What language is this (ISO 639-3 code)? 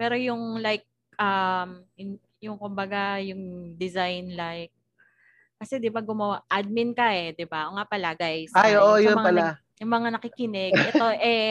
fil